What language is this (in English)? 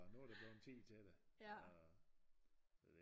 Danish